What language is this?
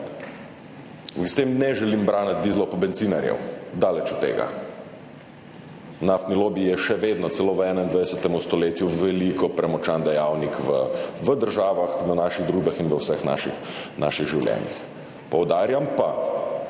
Slovenian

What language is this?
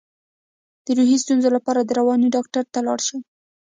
Pashto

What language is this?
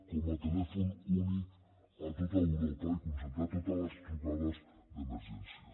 Catalan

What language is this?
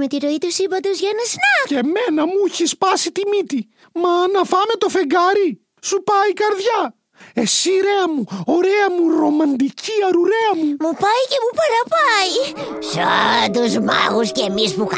Greek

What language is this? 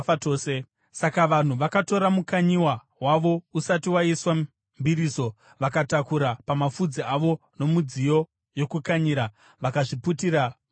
Shona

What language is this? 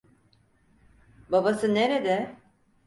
Turkish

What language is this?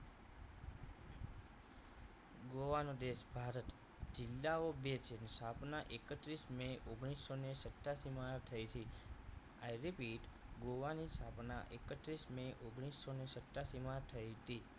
Gujarati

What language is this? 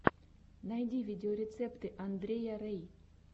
Russian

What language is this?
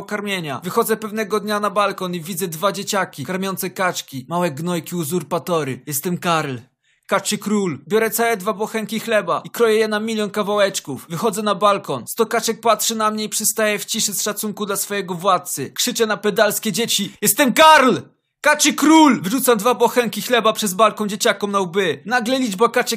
Polish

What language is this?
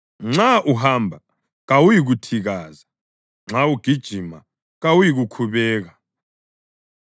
North Ndebele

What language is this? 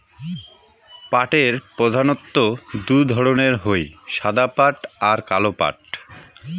Bangla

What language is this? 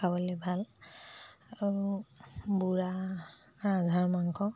Assamese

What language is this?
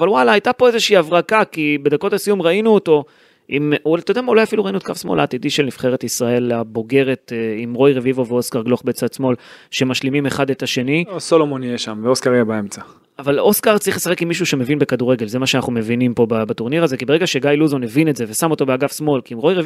Hebrew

